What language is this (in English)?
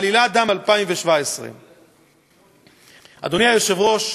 Hebrew